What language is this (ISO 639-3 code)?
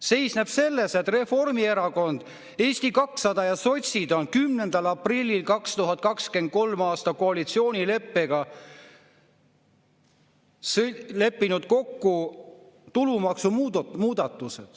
est